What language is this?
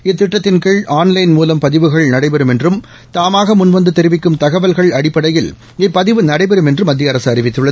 Tamil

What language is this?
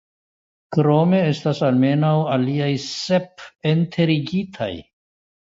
Esperanto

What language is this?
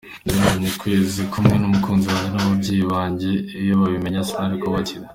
Kinyarwanda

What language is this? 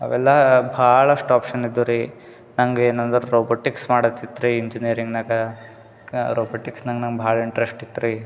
Kannada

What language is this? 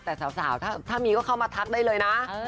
Thai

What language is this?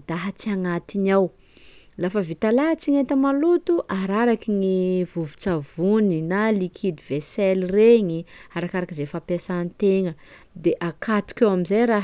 Sakalava Malagasy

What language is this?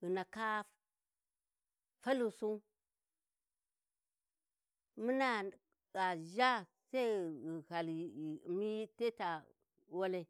Warji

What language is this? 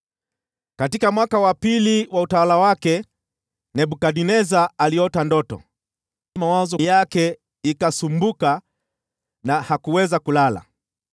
Swahili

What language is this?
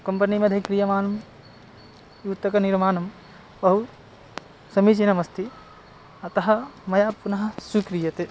Sanskrit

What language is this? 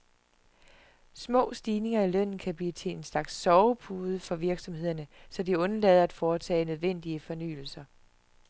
Danish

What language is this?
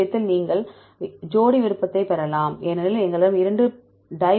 Tamil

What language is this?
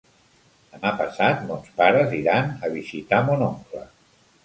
Catalan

